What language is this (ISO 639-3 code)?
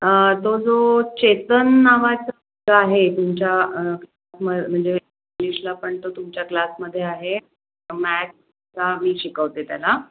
mar